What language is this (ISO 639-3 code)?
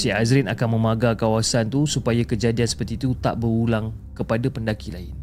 msa